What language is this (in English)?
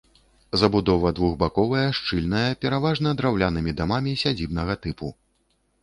Belarusian